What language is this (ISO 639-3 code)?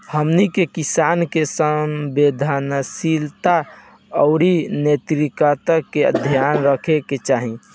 bho